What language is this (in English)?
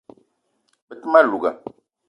Eton (Cameroon)